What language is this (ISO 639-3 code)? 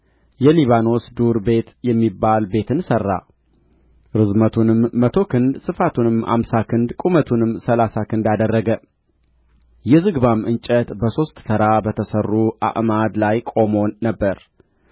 amh